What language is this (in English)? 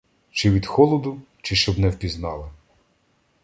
Ukrainian